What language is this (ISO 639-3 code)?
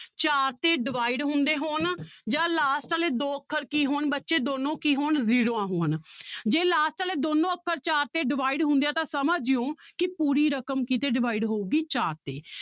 pan